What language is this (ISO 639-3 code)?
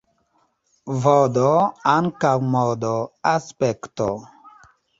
epo